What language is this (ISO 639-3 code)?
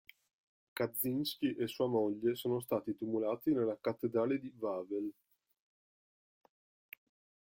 ita